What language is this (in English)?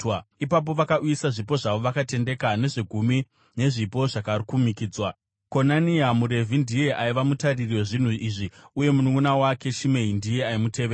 Shona